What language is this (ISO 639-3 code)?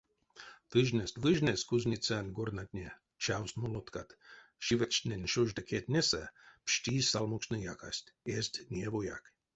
myv